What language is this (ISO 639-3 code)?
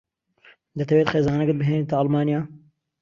ckb